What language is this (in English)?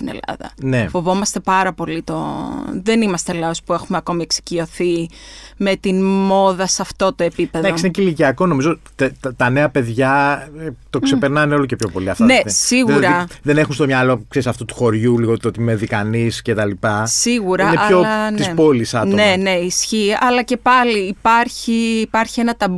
Greek